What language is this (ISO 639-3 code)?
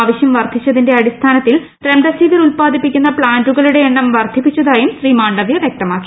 mal